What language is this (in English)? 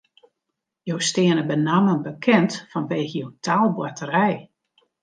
Western Frisian